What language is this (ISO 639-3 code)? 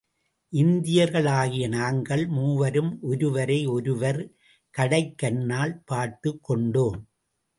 tam